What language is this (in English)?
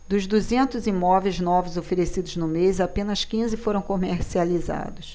Portuguese